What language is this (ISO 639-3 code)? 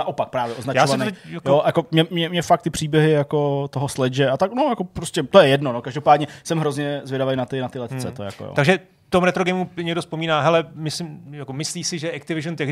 ces